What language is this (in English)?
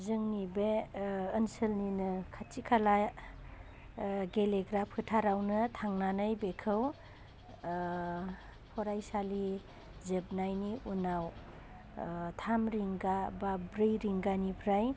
Bodo